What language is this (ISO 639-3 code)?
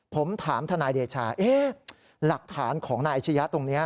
tha